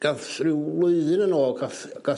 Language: Welsh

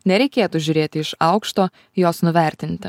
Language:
Lithuanian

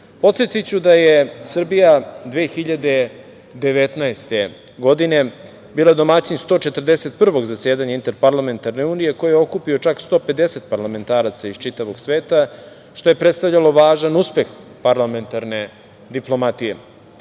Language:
Serbian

